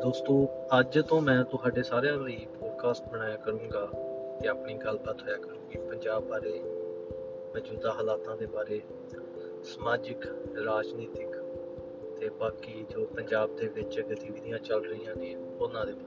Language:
Punjabi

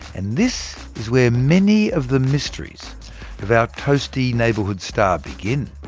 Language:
English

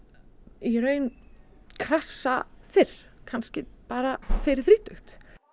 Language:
Icelandic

